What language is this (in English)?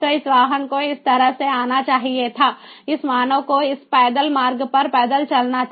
Hindi